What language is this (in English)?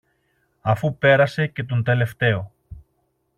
Greek